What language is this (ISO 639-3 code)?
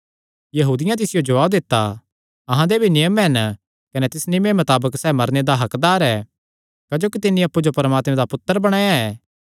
xnr